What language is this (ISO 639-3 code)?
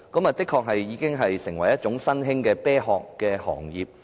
yue